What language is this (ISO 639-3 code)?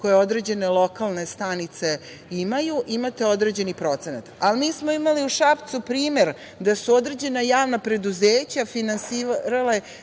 srp